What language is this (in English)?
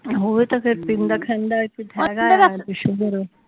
Punjabi